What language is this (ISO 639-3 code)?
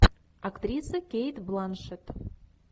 rus